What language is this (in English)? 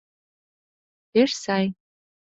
Mari